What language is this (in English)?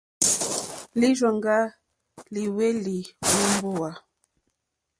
Mokpwe